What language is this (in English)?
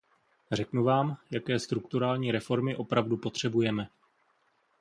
Czech